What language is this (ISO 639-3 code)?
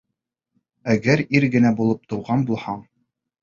bak